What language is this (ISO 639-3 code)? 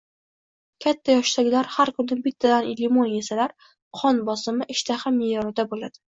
uzb